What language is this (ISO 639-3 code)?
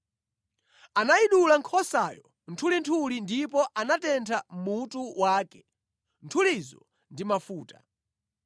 nya